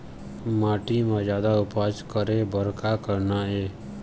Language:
Chhattisgarhi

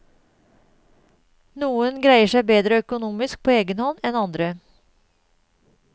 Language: Norwegian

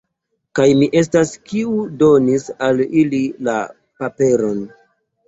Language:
Esperanto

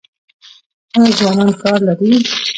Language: Pashto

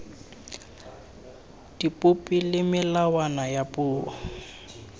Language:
Tswana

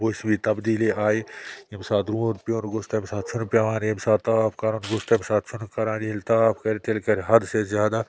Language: Kashmiri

